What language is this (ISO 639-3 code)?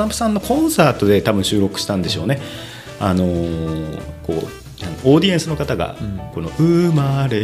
jpn